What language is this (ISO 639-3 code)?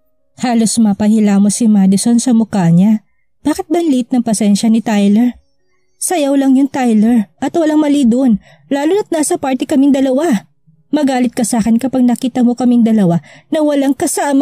fil